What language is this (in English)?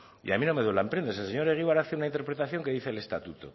Spanish